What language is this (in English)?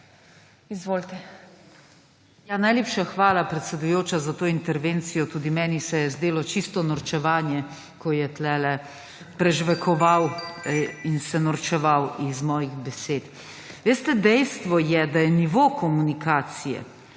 Slovenian